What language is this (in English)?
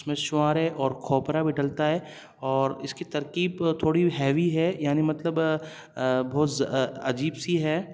Urdu